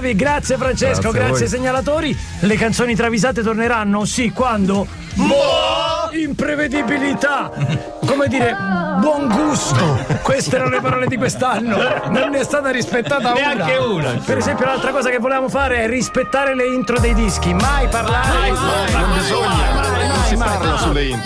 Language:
Italian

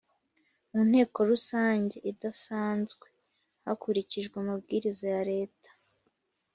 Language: Kinyarwanda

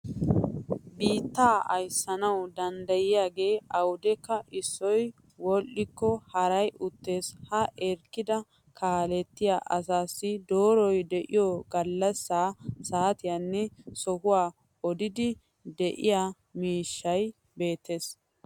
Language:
Wolaytta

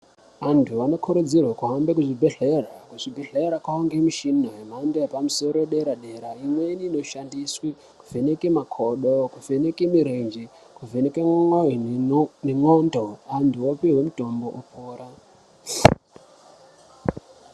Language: Ndau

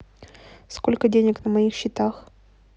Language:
Russian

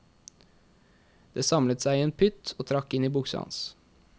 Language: Norwegian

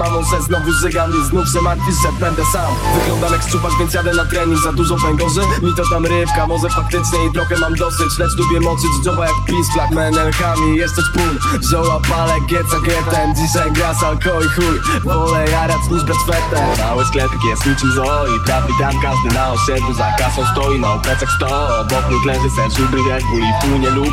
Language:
Polish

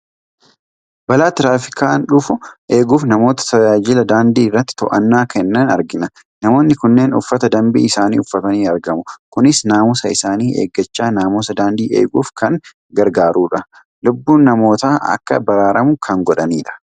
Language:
Oromo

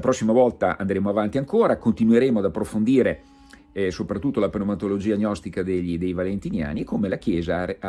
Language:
Italian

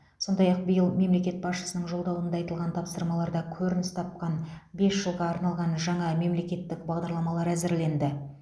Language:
Kazakh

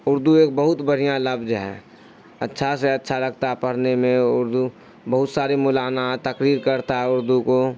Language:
Urdu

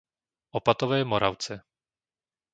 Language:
Slovak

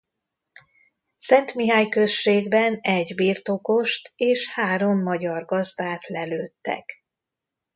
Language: Hungarian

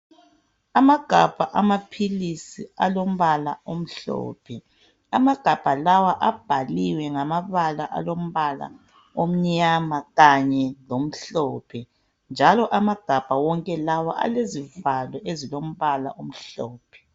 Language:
North Ndebele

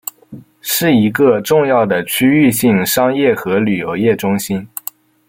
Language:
Chinese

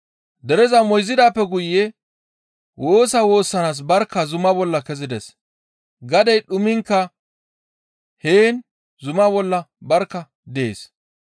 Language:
Gamo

